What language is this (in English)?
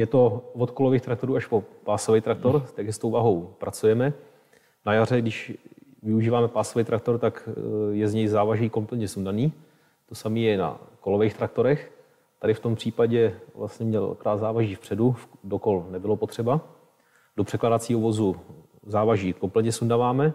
Czech